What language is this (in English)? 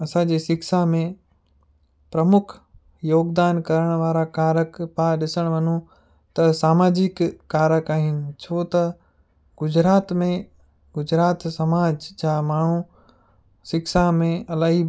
Sindhi